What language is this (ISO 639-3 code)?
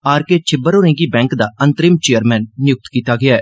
doi